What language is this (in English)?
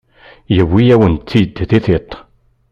Kabyle